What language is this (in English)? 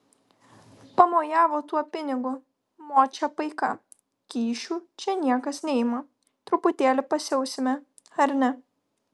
Lithuanian